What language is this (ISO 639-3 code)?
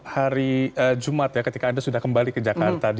ind